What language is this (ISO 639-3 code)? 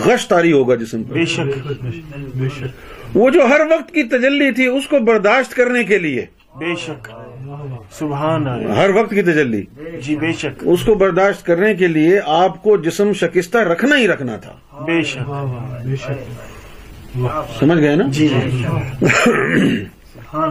urd